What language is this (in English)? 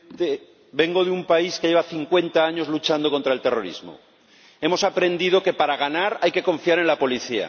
Spanish